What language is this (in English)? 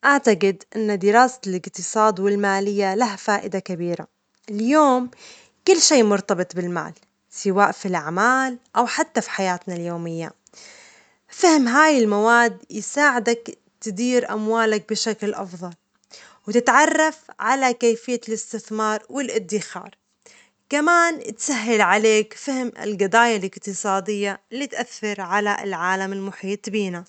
Omani Arabic